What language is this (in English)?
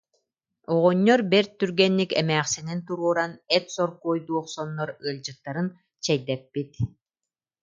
Yakut